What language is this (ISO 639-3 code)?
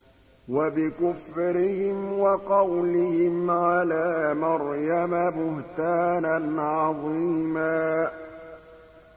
ara